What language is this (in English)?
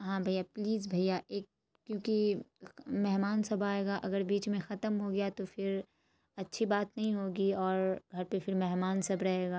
Urdu